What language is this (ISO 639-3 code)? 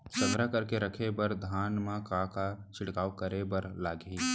hne